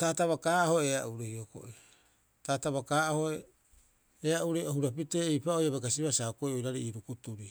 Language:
Rapoisi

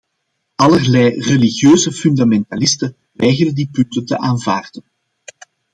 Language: Dutch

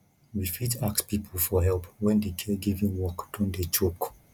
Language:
Nigerian Pidgin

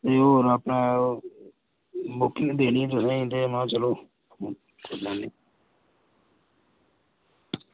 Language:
Dogri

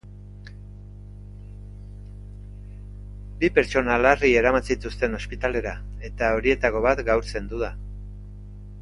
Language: Basque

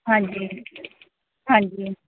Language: Punjabi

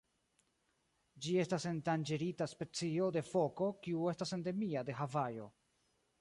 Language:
Esperanto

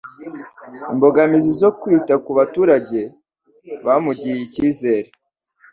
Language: Kinyarwanda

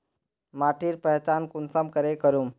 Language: Magahi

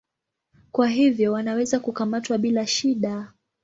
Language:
Swahili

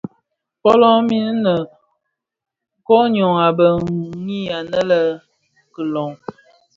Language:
Bafia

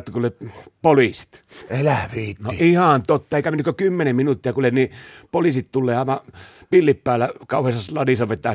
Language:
Finnish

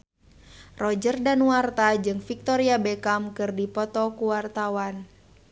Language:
Sundanese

